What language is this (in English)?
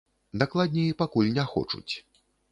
Belarusian